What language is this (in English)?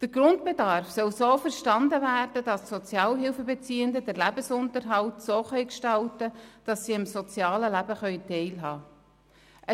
Swiss German